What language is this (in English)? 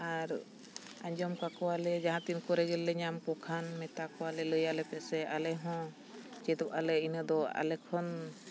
Santali